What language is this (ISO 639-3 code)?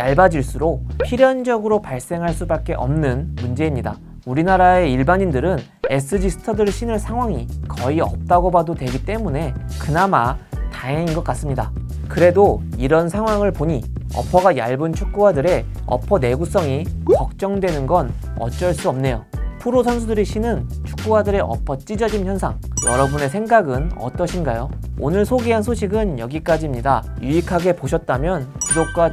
kor